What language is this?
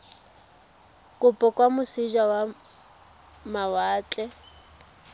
Tswana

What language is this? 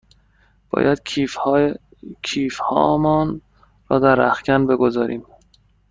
Persian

